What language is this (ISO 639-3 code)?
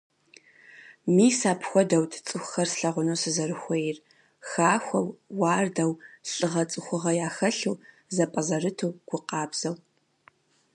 kbd